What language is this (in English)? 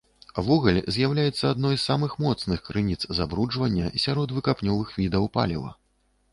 Belarusian